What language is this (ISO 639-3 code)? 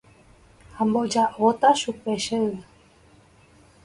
grn